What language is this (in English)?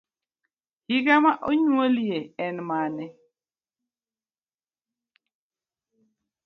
Luo (Kenya and Tanzania)